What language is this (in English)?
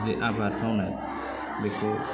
Bodo